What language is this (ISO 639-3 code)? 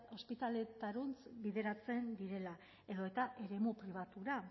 eus